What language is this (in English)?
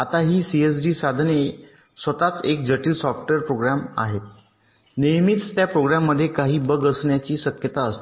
Marathi